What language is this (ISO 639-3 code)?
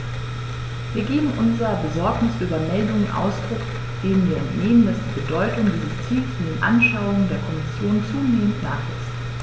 deu